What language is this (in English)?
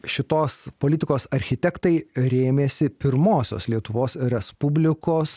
Lithuanian